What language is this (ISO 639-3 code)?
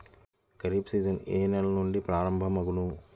tel